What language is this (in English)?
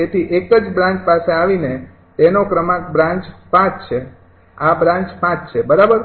Gujarati